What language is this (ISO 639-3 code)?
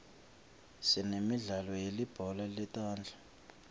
ssw